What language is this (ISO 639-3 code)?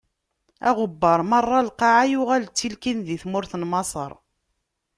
kab